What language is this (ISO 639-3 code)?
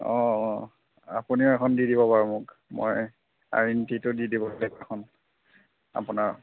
asm